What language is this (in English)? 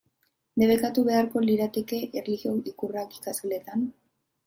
Basque